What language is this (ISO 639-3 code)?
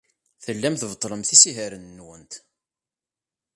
kab